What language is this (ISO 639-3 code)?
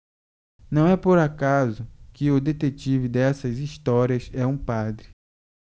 por